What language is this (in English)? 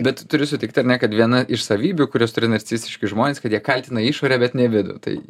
Lithuanian